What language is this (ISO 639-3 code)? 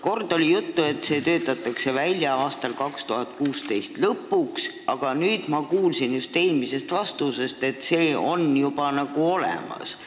est